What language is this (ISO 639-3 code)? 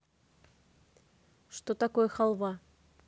rus